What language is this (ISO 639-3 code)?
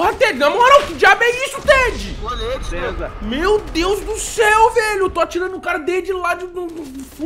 por